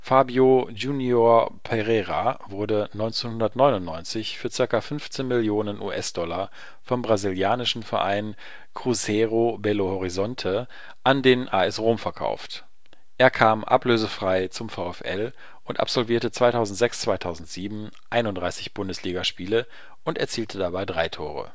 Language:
German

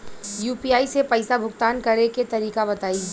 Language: Bhojpuri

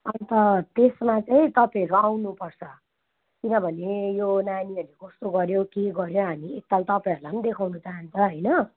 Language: Nepali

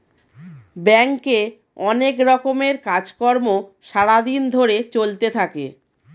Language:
Bangla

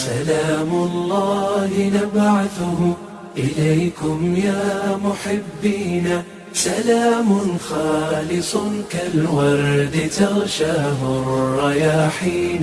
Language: Arabic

